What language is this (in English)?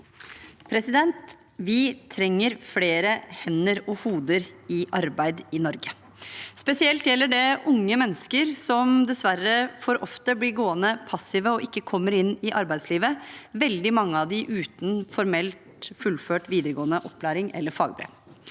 Norwegian